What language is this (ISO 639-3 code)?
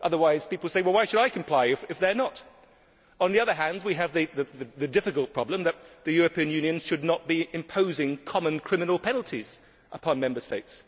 eng